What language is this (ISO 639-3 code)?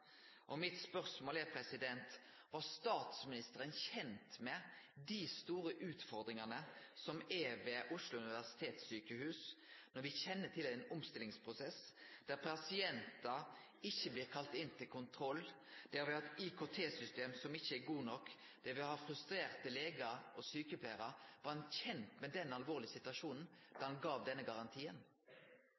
nno